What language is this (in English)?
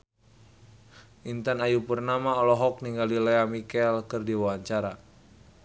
Sundanese